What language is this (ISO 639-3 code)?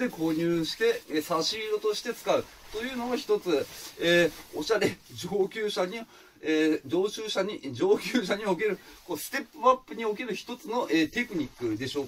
jpn